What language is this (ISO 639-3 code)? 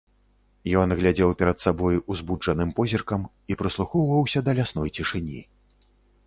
bel